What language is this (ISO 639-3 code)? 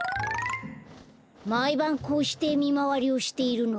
jpn